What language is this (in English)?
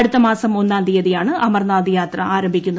Malayalam